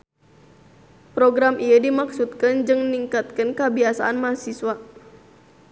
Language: Sundanese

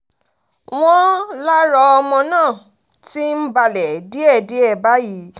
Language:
Yoruba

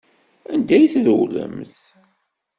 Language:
Kabyle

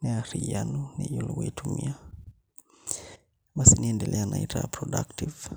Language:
Masai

